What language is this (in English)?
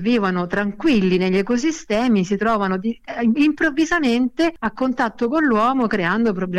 Italian